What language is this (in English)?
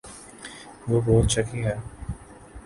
Urdu